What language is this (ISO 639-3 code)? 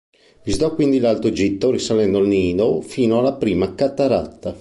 ita